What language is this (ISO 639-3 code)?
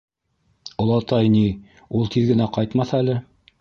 bak